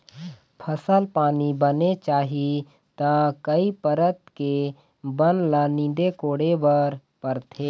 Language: Chhattisgarhi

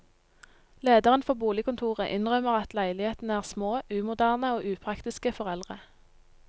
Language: Norwegian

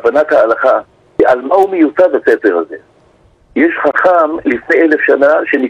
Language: Hebrew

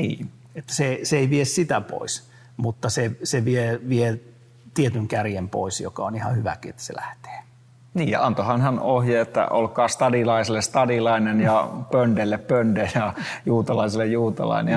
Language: Finnish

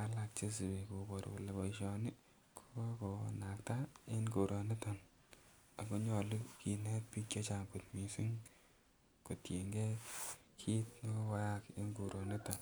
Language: Kalenjin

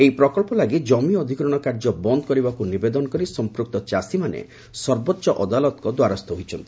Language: Odia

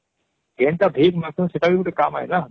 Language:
Odia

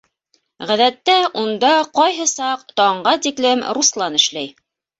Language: Bashkir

